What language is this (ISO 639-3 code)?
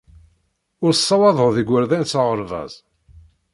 kab